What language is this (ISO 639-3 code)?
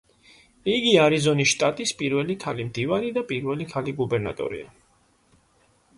kat